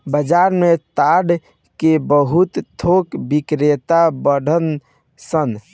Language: Bhojpuri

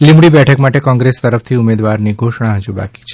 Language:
Gujarati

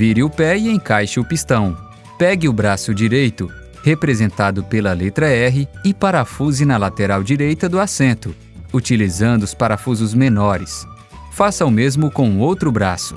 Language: Portuguese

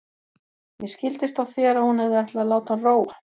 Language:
Icelandic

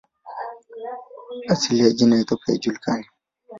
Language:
Swahili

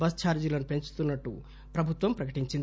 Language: Telugu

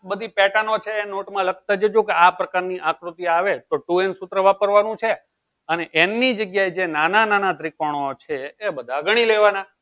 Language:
Gujarati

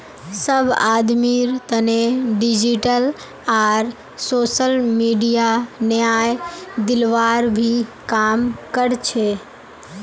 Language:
Magahi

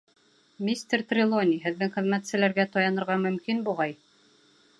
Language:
Bashkir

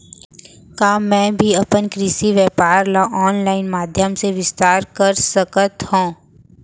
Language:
Chhattisgarhi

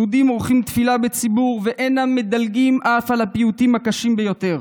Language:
Hebrew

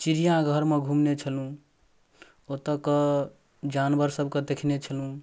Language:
Maithili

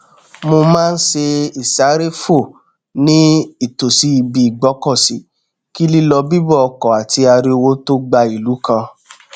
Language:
Yoruba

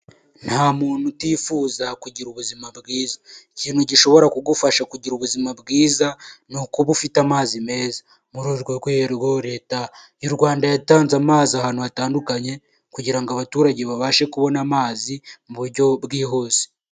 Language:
Kinyarwanda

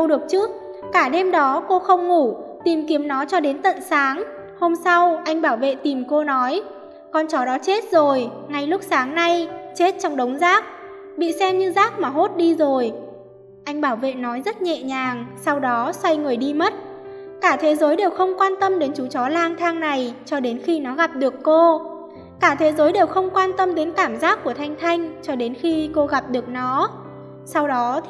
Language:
Vietnamese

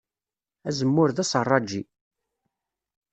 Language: Kabyle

